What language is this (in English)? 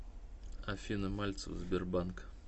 Russian